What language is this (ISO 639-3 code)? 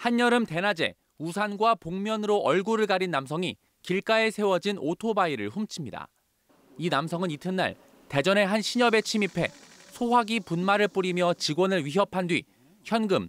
kor